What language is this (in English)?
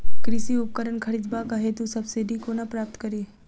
Maithili